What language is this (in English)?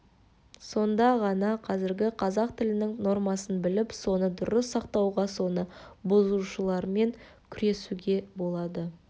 Kazakh